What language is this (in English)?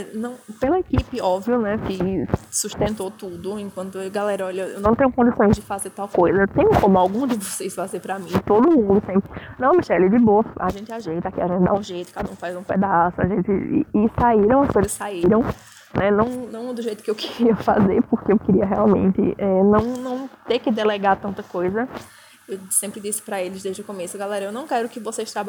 Portuguese